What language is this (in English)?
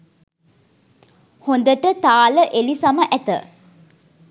Sinhala